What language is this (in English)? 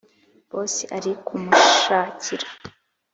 Kinyarwanda